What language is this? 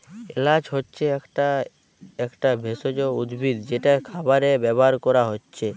Bangla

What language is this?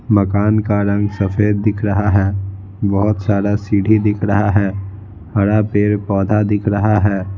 Hindi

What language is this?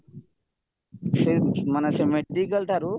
Odia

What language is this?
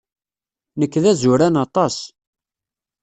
Kabyle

